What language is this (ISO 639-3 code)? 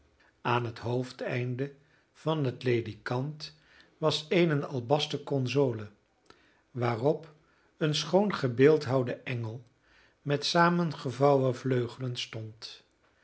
nld